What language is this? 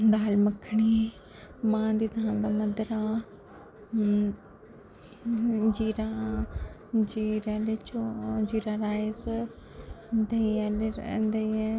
Dogri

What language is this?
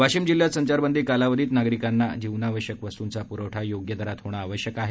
Marathi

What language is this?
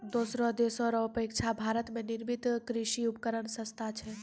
Maithili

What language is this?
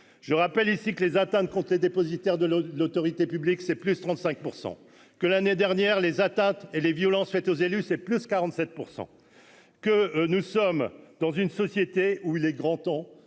French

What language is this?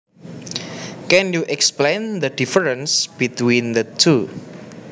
Javanese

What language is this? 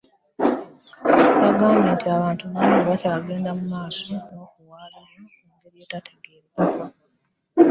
Ganda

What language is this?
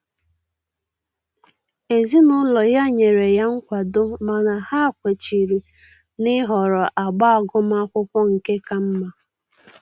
Igbo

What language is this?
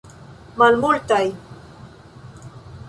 Esperanto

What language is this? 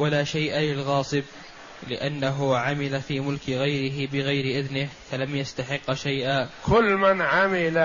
Arabic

